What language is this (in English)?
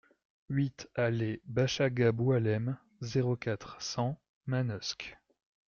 French